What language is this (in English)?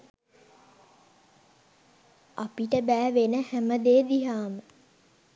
Sinhala